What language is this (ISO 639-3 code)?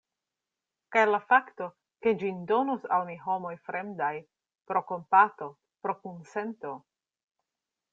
epo